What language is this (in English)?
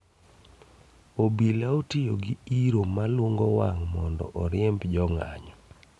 Luo (Kenya and Tanzania)